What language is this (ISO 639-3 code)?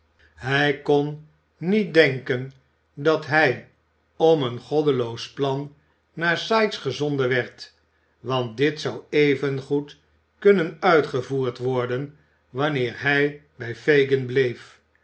nld